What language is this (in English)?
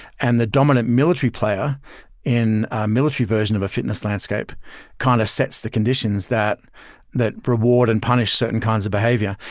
English